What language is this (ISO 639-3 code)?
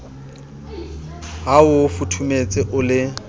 sot